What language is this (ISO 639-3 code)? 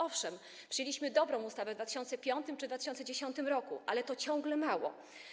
pol